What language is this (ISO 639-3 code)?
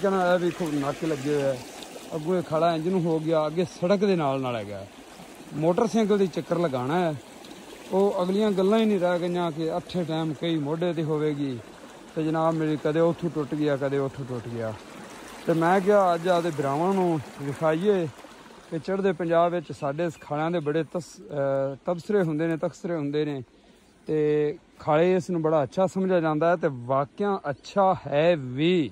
pan